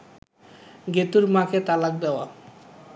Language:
Bangla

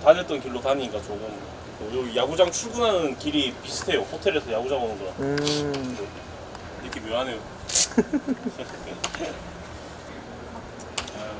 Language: Korean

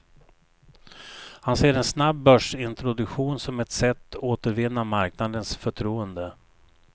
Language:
Swedish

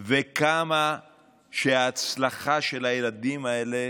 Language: Hebrew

